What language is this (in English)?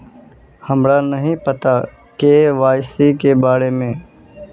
Magahi